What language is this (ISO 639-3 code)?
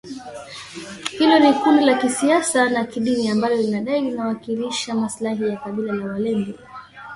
swa